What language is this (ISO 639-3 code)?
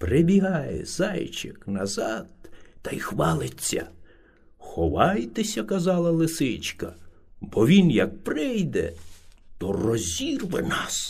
ukr